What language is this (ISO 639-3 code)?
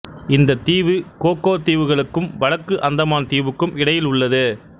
tam